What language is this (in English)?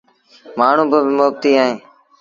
Sindhi Bhil